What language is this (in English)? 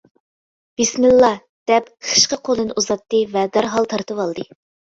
Uyghur